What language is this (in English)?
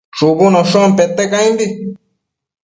Matsés